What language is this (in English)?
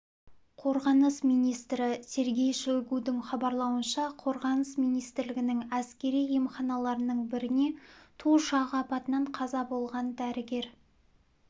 Kazakh